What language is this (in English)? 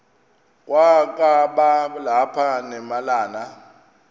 Xhosa